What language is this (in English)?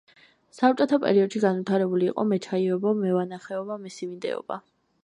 Georgian